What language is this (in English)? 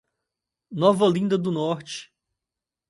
Portuguese